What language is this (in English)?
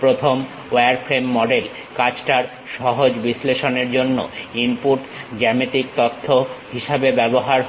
Bangla